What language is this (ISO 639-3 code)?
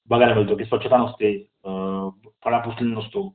mar